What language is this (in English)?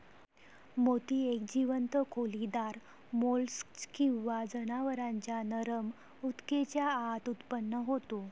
Marathi